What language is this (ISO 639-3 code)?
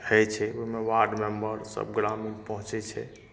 mai